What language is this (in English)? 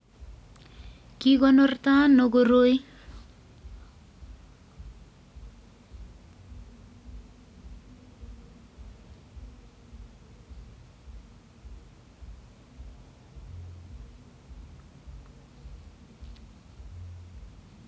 Kalenjin